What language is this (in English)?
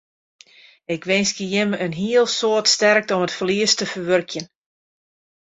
Western Frisian